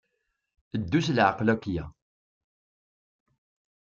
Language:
Kabyle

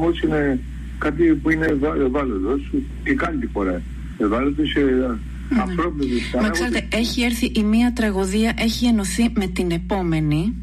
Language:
Greek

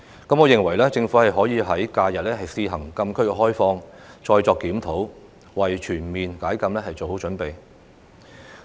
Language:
Cantonese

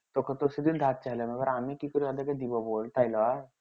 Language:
Bangla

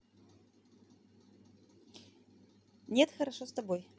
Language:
Russian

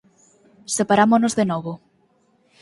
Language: Galician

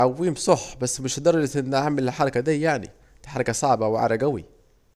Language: Saidi Arabic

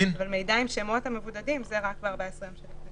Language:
Hebrew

